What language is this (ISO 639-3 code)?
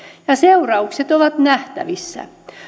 fin